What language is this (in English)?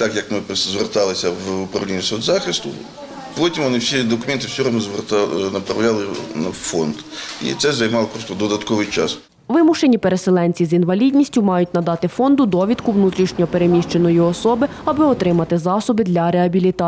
Ukrainian